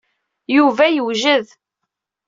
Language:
Kabyle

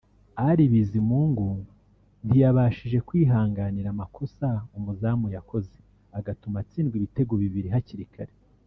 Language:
Kinyarwanda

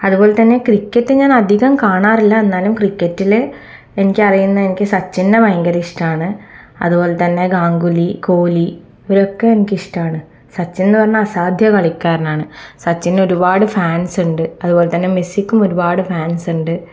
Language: Malayalam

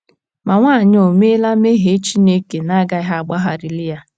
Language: Igbo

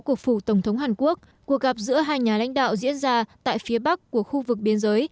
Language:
Vietnamese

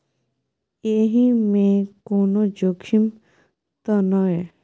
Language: Maithili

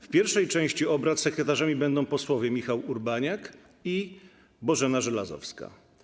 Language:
Polish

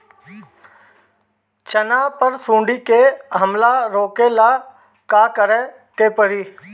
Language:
Bhojpuri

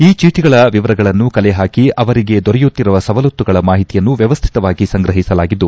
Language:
Kannada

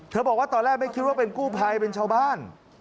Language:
Thai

